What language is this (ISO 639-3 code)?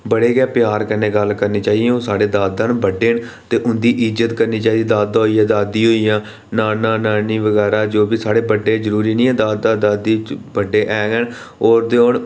doi